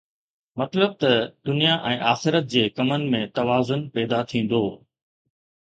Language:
Sindhi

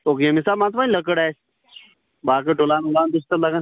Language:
Kashmiri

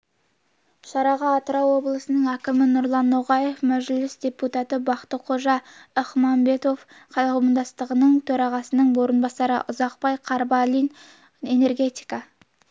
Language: Kazakh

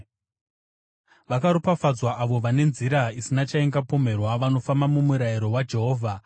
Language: Shona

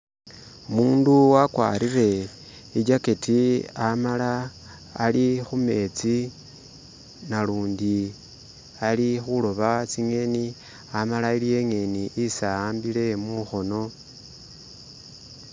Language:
Masaaba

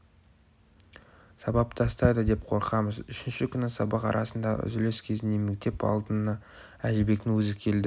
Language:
Kazakh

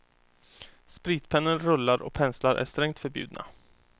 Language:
Swedish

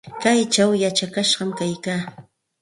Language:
Santa Ana de Tusi Pasco Quechua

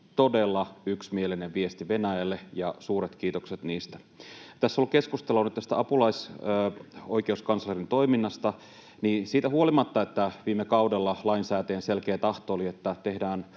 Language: Finnish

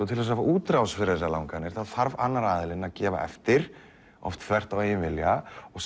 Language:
Icelandic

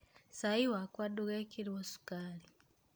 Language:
Kikuyu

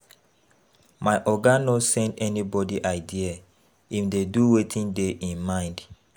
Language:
Nigerian Pidgin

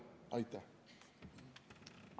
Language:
Estonian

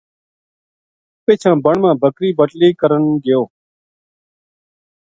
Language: Gujari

